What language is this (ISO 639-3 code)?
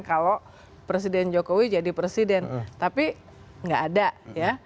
ind